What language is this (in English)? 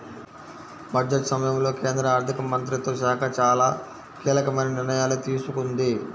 Telugu